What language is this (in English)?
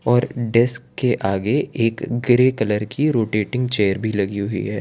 Hindi